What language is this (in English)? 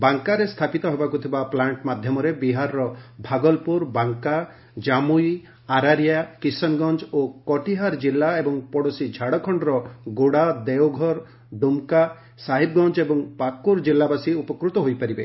Odia